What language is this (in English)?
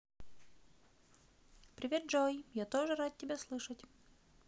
Russian